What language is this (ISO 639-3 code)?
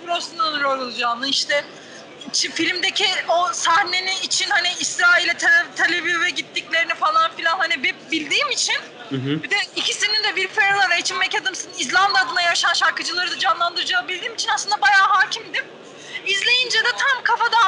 tur